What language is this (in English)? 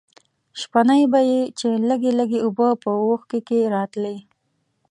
Pashto